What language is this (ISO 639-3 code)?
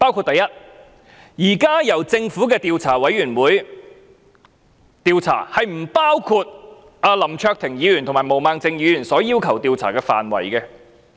yue